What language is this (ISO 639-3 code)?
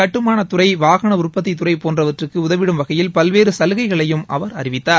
tam